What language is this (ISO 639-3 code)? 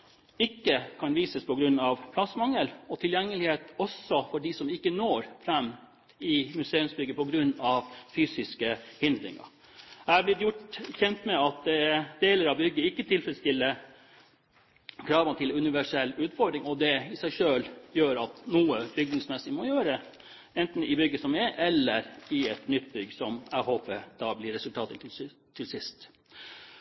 nob